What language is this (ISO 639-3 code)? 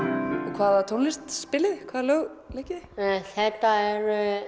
isl